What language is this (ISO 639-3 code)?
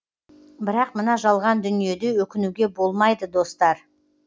kaz